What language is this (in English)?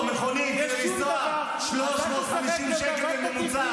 Hebrew